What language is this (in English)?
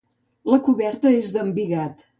Catalan